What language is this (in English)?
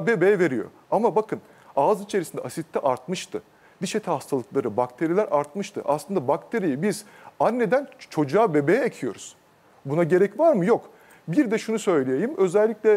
Turkish